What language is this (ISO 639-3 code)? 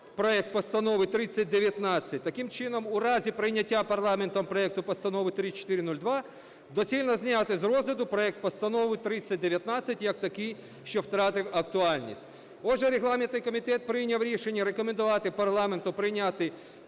ukr